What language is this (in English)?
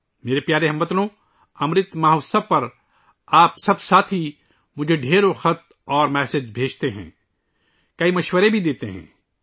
Urdu